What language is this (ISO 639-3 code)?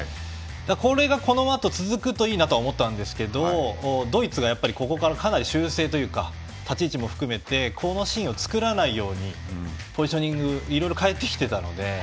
jpn